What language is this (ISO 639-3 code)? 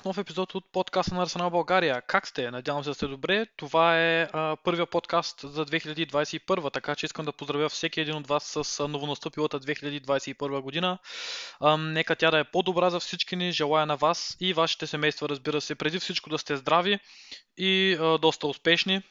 bul